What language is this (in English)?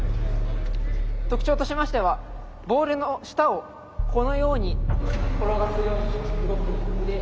Japanese